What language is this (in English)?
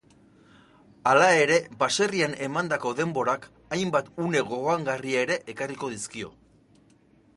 Basque